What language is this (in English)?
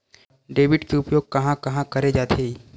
Chhattisgarhi